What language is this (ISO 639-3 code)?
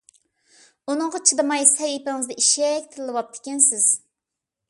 uig